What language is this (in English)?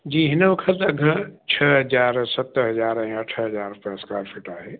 Sindhi